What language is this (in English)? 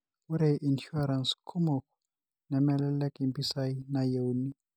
Masai